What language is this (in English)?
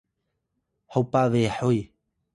Atayal